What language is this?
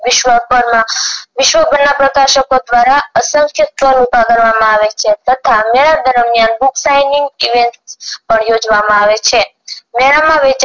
Gujarati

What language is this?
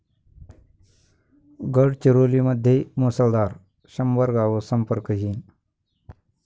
Marathi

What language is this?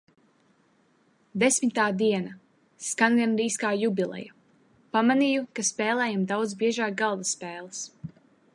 Latvian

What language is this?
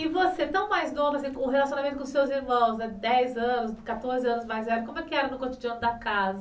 Portuguese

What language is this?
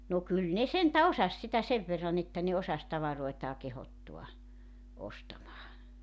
Finnish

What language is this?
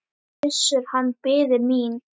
Icelandic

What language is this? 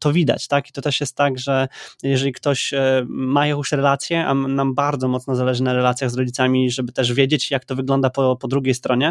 Polish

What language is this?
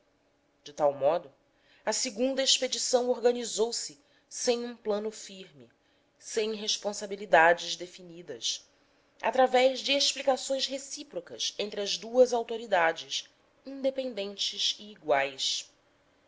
Portuguese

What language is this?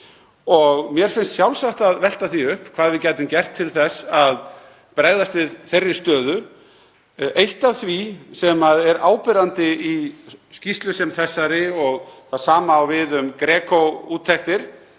Icelandic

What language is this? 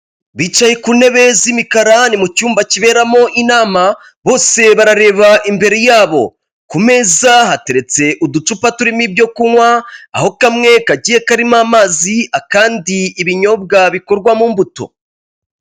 Kinyarwanda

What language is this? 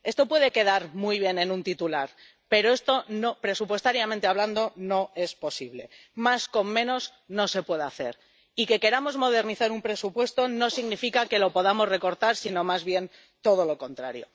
Spanish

